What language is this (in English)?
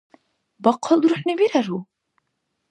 Dargwa